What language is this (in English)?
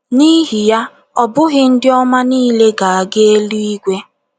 Igbo